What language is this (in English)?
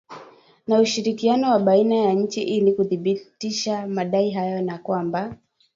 Swahili